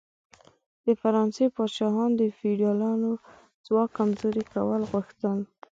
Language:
Pashto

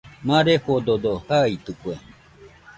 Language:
Nüpode Huitoto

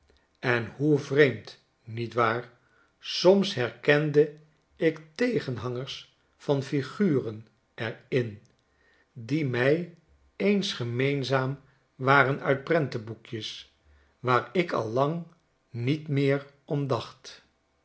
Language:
Dutch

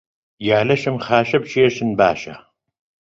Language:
Central Kurdish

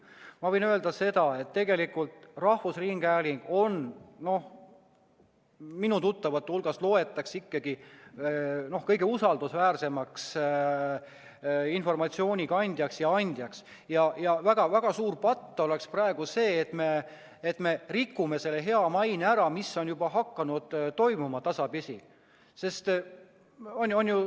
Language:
Estonian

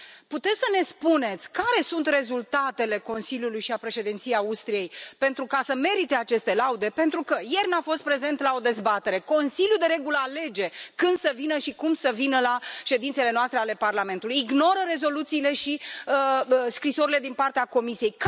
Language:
Romanian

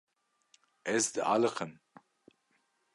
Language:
Kurdish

